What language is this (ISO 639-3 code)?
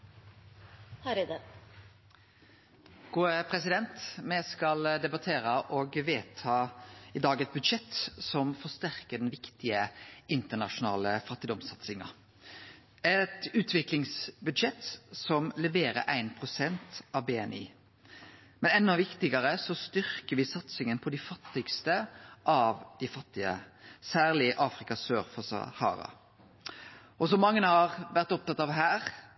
nno